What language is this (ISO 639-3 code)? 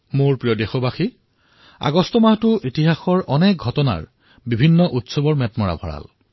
asm